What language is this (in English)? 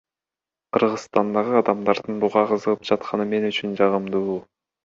Kyrgyz